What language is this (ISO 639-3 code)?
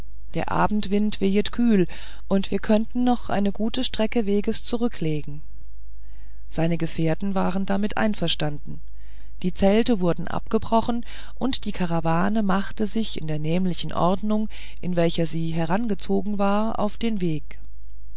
deu